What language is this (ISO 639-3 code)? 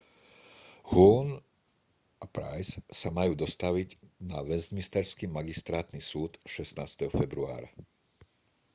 slk